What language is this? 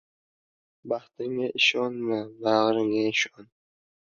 Uzbek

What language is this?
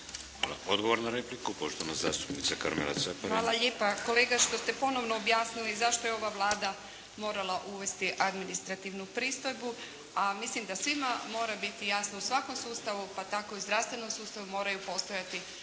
Croatian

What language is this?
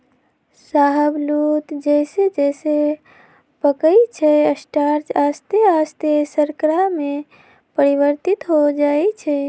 Magahi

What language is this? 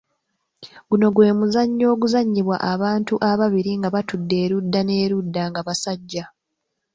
Ganda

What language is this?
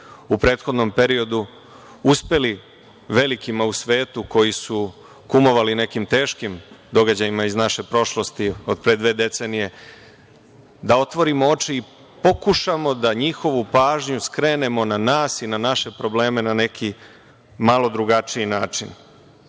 Serbian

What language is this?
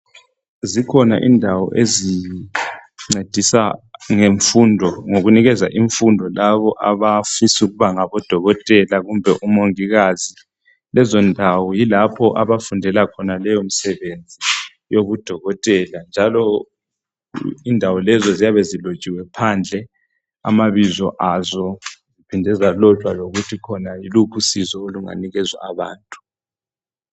North Ndebele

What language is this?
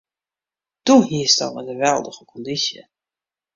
Western Frisian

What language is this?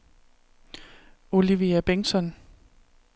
Danish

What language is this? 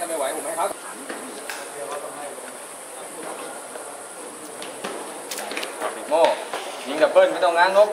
Thai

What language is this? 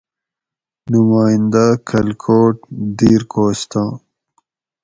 Gawri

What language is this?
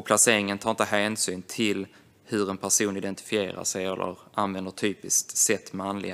Swedish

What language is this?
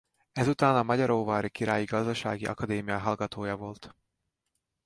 Hungarian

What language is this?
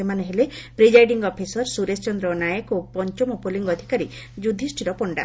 Odia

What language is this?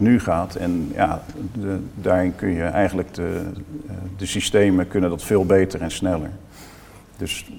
Dutch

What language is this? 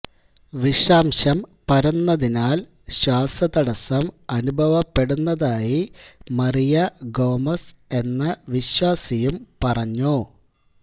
Malayalam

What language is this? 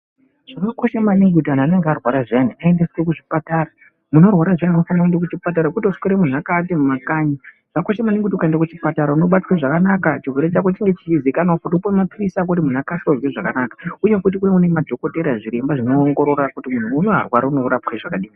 Ndau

